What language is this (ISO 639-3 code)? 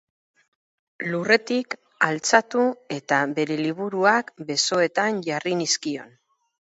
eus